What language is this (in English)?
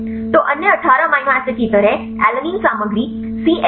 Hindi